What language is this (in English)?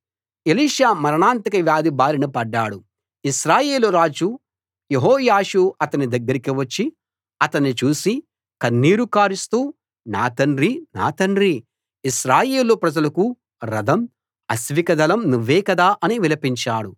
Telugu